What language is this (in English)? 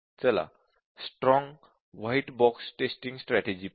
Marathi